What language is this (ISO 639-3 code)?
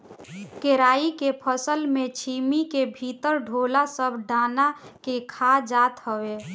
bho